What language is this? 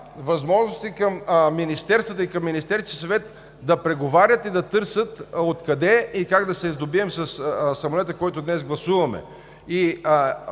Bulgarian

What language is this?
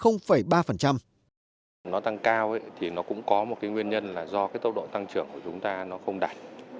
Vietnamese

